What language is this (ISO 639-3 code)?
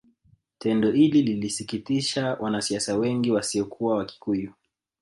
swa